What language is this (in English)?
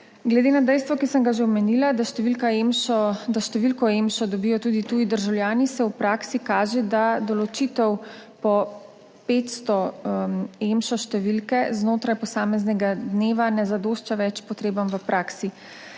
Slovenian